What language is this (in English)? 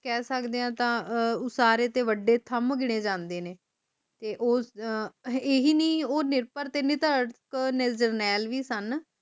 Punjabi